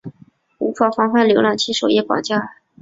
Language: Chinese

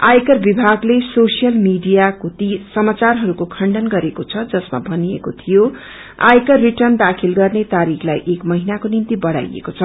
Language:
Nepali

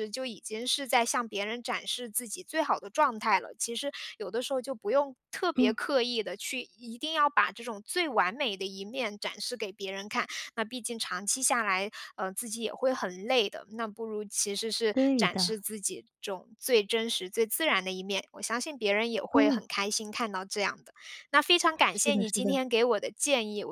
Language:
Chinese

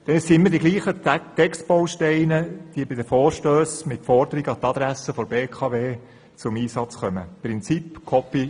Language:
Swiss German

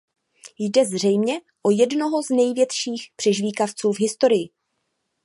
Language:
Czech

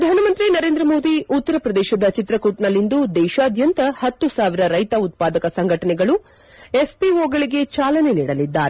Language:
Kannada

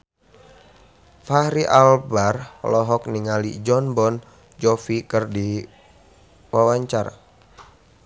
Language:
Sundanese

